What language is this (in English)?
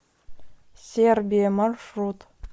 Russian